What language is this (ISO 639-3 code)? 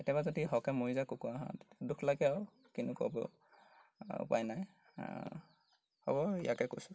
asm